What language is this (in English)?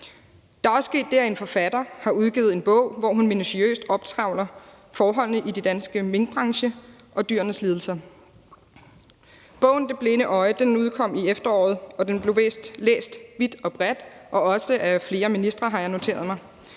Danish